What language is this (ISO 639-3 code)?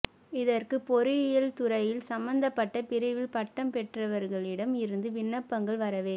tam